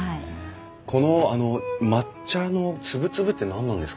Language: Japanese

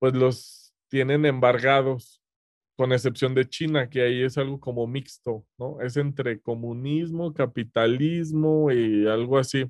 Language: Spanish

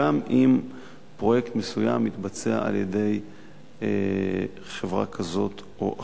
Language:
Hebrew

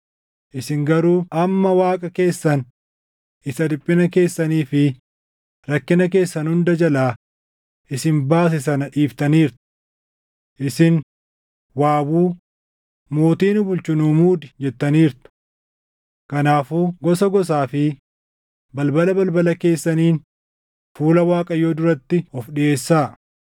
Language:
Oromo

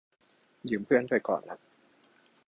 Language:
Thai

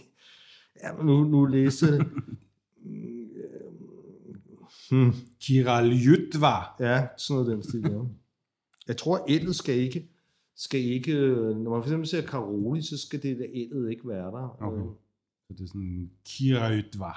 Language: Danish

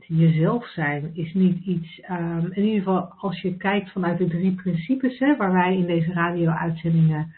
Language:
Dutch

